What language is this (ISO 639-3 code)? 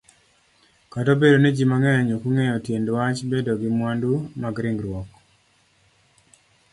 luo